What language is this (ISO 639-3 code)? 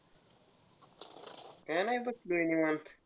mar